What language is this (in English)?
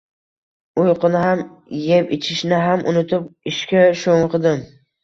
Uzbek